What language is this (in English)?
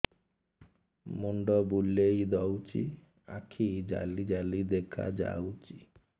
Odia